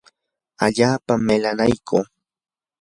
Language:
Yanahuanca Pasco Quechua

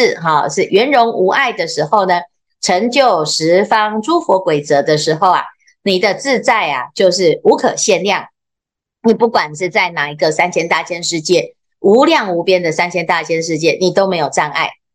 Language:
Chinese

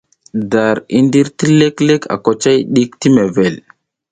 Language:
South Giziga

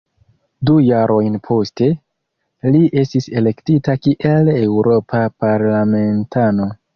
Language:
Esperanto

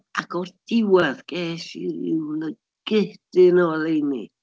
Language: Welsh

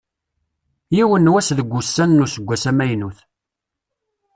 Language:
Kabyle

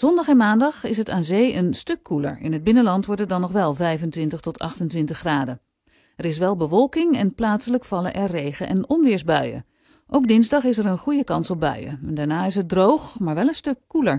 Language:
Dutch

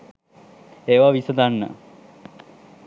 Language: Sinhala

